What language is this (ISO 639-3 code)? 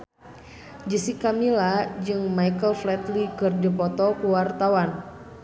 sun